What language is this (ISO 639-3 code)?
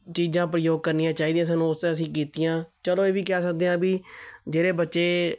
pan